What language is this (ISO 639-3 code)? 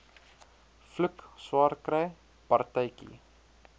afr